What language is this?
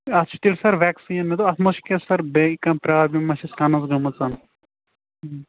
Kashmiri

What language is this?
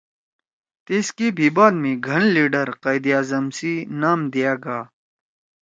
Torwali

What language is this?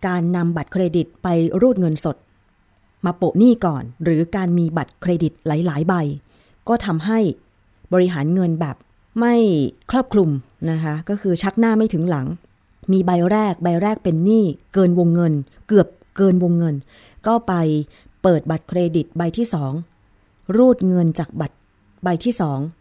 Thai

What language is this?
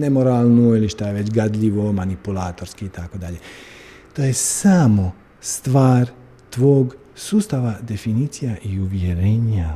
Croatian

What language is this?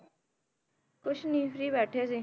Punjabi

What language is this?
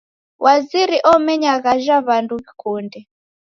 Taita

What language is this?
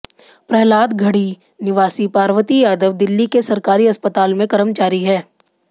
Hindi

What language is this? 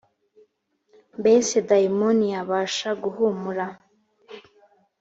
Kinyarwanda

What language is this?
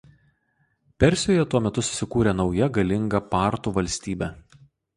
Lithuanian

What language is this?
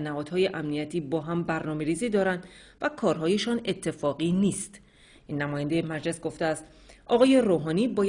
Persian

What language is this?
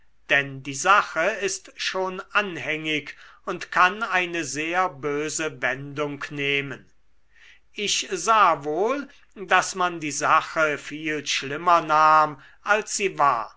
German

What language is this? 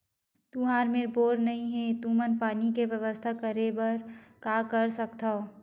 Chhattisgarhi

